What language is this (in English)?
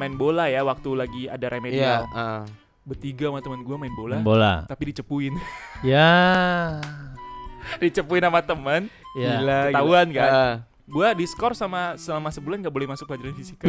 Indonesian